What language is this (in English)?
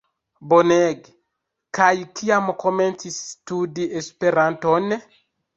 Esperanto